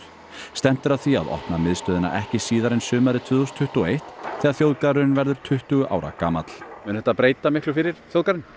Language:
Icelandic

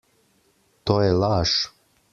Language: Slovenian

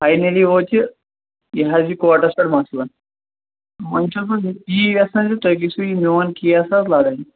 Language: Kashmiri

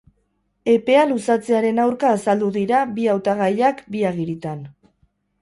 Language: Basque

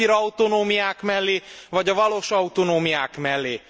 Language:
Hungarian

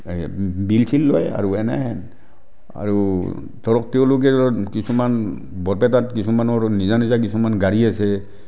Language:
Assamese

